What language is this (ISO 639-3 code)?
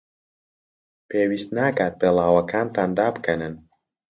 ckb